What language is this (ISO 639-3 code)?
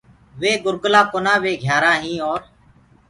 ggg